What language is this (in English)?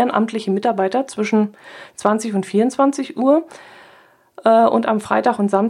German